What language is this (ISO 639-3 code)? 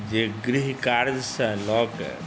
mai